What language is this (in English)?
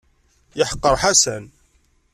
Kabyle